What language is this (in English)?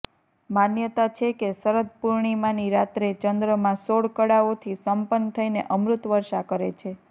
Gujarati